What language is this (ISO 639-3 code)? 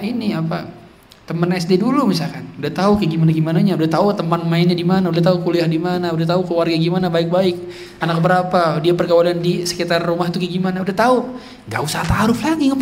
ind